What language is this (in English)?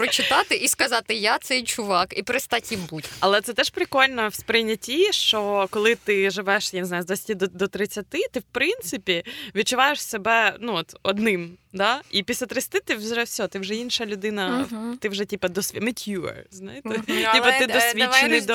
Ukrainian